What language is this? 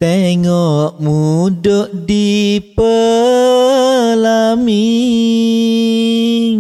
Malay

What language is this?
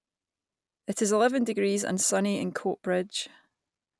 English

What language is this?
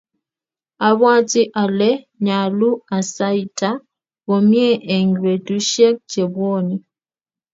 Kalenjin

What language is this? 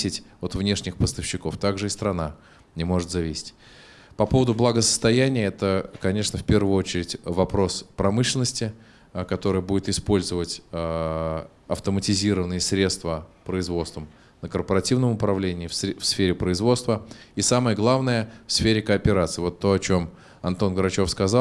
Russian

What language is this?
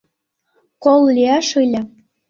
Mari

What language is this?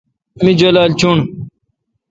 Kalkoti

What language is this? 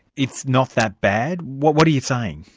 English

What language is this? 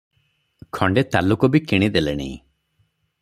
Odia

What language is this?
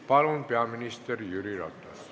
Estonian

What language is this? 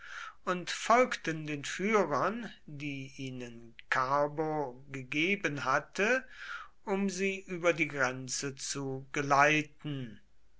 German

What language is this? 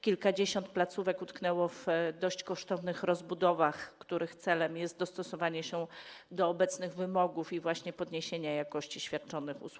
Polish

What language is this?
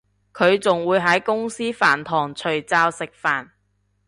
Cantonese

